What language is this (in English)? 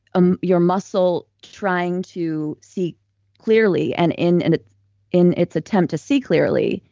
English